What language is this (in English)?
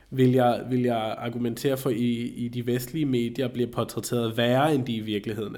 Danish